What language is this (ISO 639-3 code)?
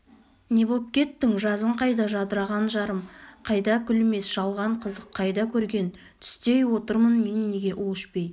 kaz